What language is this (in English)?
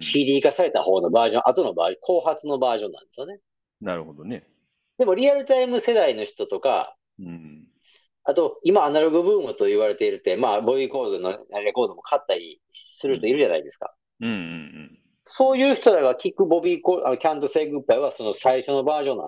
Japanese